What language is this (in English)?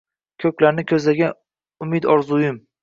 Uzbek